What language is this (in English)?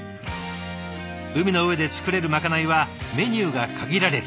Japanese